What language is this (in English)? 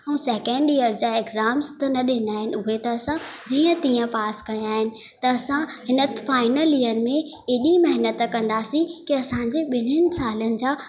Sindhi